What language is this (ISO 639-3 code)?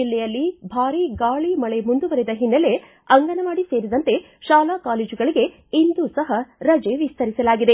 kan